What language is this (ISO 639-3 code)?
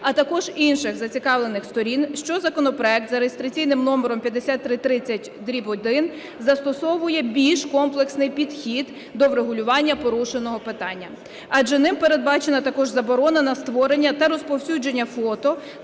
ukr